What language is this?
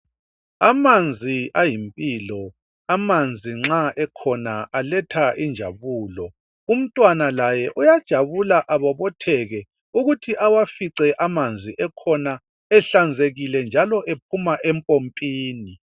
North Ndebele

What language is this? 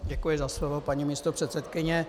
Czech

